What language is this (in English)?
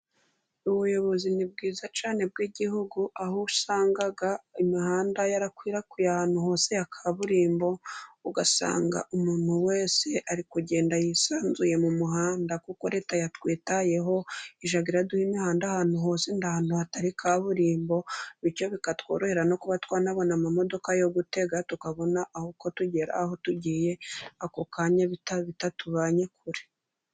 Kinyarwanda